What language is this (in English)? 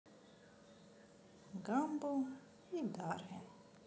Russian